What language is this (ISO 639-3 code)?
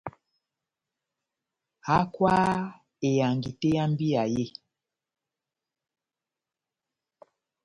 bnm